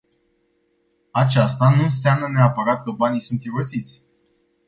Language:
Romanian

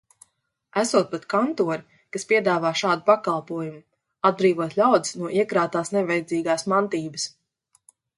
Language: Latvian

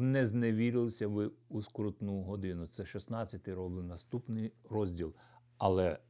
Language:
Ukrainian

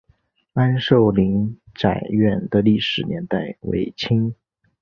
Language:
Chinese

